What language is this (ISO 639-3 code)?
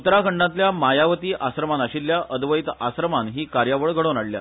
kok